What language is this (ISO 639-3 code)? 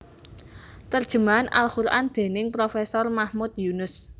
jav